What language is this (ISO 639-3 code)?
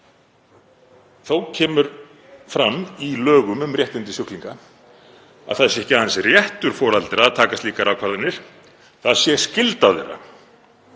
isl